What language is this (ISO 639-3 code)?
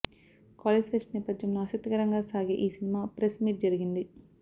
tel